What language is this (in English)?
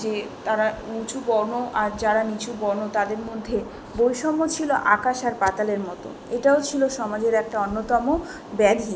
Bangla